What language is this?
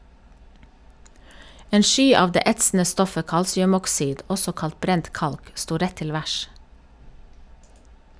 Norwegian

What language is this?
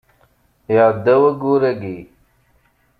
Kabyle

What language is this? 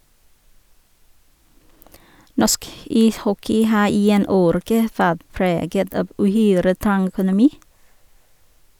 Norwegian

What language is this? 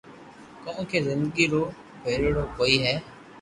Loarki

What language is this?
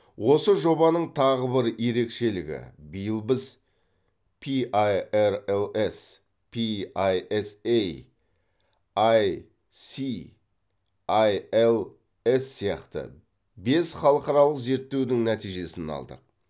Kazakh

